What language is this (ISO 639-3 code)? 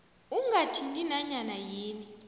nbl